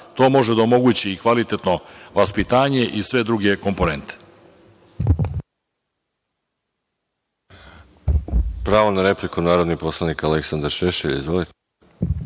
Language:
Serbian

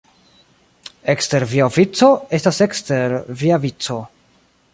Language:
Esperanto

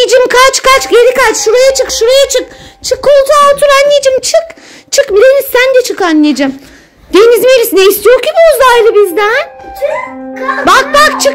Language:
Turkish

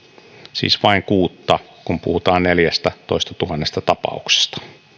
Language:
Finnish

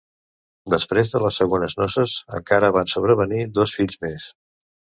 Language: Catalan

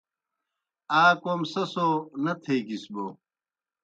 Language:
Kohistani Shina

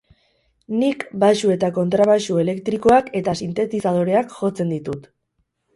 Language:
Basque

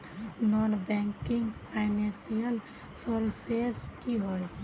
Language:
Magahi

